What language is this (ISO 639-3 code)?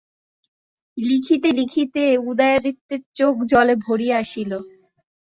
ben